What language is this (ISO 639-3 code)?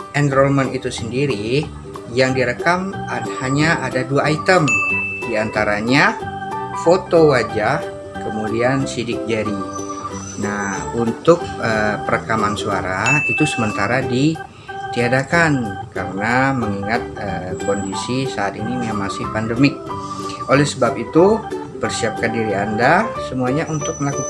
ind